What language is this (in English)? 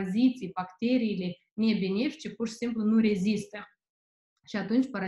Romanian